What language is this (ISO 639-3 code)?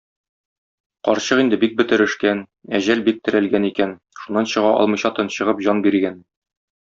tat